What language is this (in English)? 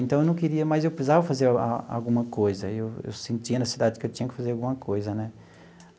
Portuguese